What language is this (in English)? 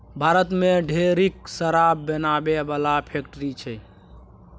Maithili